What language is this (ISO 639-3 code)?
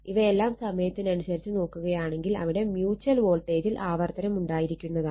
mal